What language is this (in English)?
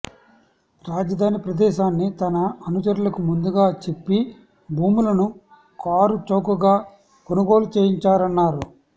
Telugu